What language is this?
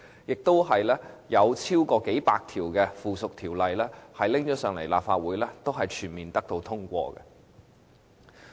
Cantonese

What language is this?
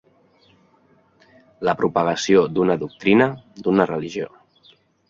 Catalan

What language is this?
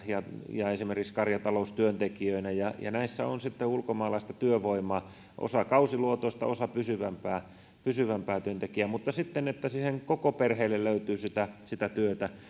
Finnish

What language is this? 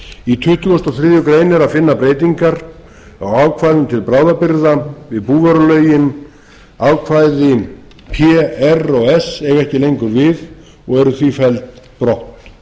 Icelandic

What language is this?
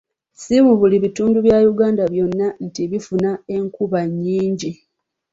Ganda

